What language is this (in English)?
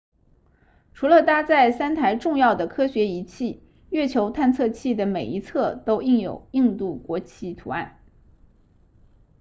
Chinese